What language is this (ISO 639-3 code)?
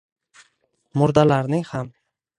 uzb